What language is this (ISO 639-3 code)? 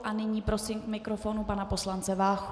ces